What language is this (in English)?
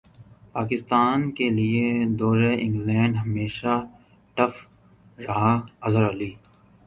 Urdu